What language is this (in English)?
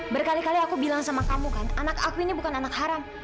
Indonesian